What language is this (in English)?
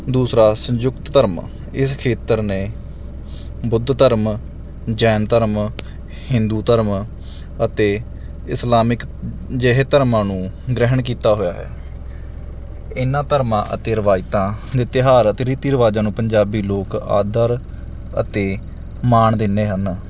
Punjabi